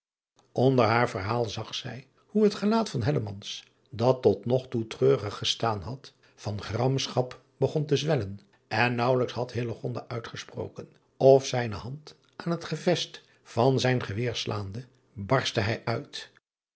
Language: Dutch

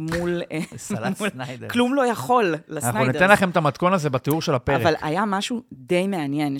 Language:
Hebrew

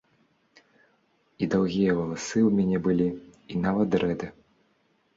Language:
Belarusian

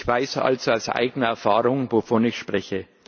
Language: German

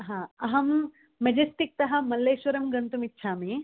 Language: Sanskrit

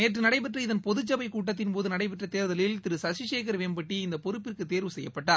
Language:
Tamil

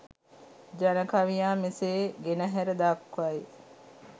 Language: Sinhala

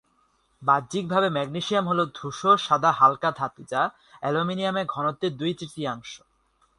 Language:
Bangla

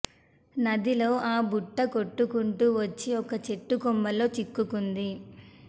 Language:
Telugu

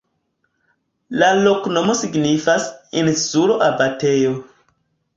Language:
Esperanto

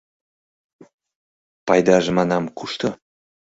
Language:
Mari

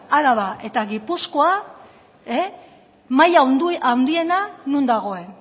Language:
Basque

